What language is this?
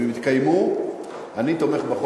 Hebrew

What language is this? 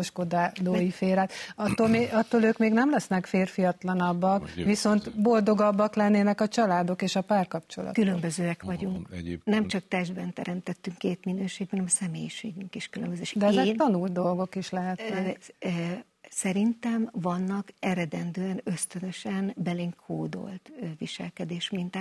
Hungarian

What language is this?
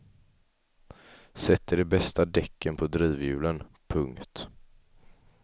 Swedish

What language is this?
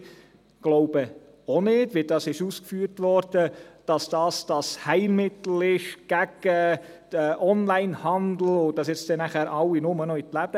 Swiss German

